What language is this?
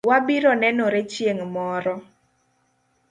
Luo (Kenya and Tanzania)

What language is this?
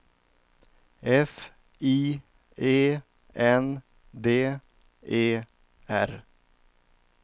Swedish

